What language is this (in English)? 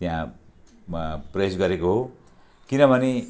Nepali